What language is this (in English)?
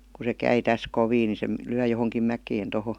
Finnish